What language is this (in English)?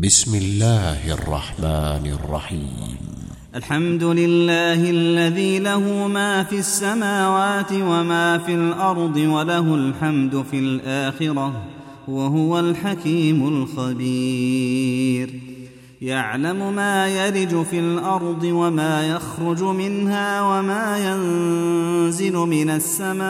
Arabic